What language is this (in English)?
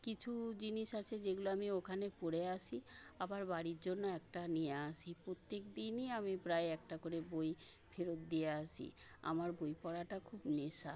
Bangla